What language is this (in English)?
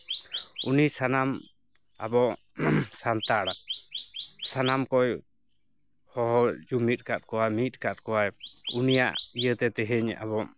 Santali